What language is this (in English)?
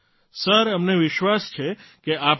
Gujarati